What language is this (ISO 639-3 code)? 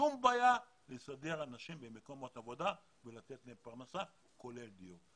heb